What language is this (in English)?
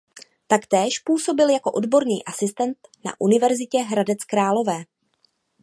Czech